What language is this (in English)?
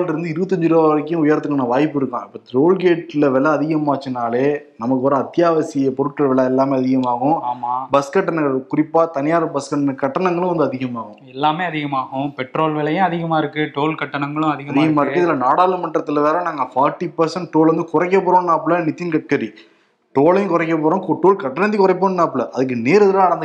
Tamil